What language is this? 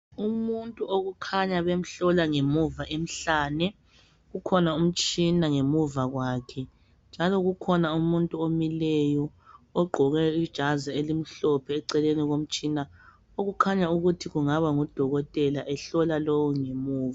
North Ndebele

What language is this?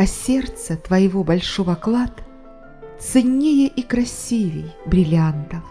Russian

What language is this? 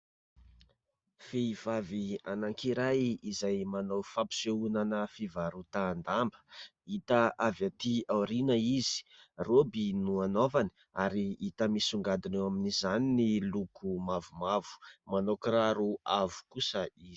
Malagasy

